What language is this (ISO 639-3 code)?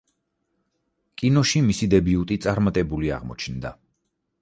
kat